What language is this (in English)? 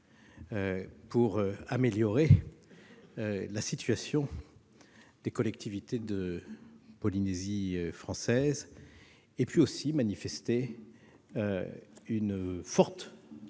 French